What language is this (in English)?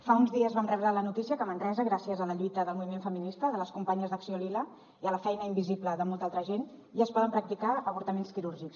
Catalan